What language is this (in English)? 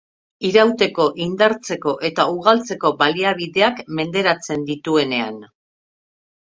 Basque